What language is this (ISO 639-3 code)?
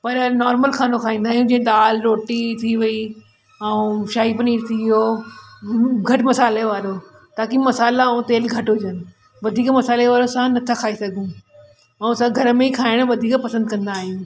snd